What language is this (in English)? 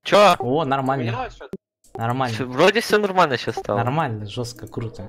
Russian